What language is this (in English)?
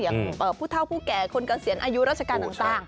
Thai